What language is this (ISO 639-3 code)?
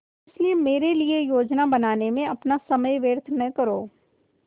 hin